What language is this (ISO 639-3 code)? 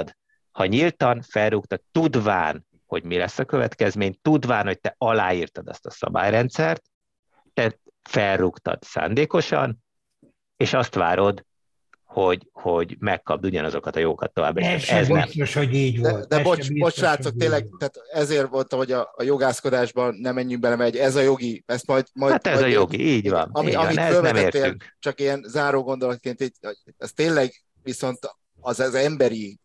hun